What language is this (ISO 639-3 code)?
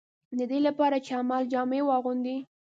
pus